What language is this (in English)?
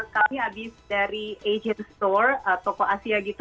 Indonesian